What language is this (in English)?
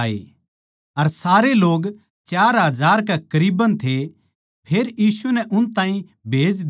Haryanvi